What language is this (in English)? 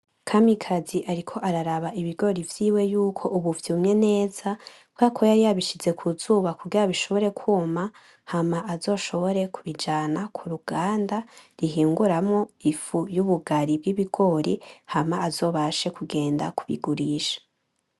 Rundi